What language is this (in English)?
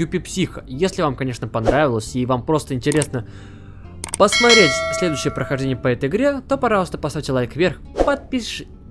Russian